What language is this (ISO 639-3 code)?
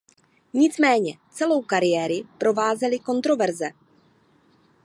ces